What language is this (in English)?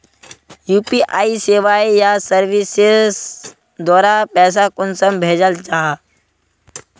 Magahi